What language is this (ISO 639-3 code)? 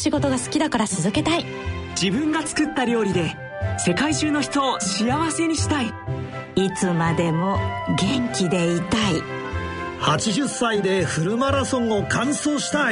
jpn